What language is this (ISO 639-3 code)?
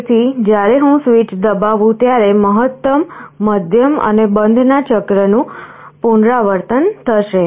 guj